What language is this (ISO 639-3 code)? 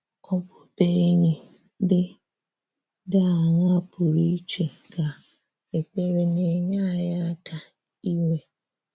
ibo